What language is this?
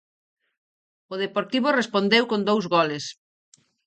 Galician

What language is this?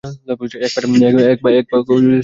Bangla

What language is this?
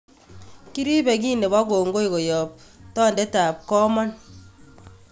Kalenjin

